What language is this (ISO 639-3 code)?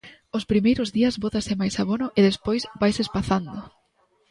glg